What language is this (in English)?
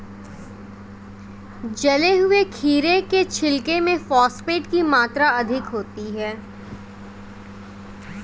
Hindi